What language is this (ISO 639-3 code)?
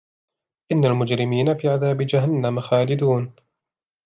ara